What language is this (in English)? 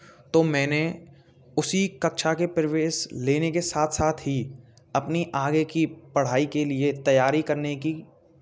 Hindi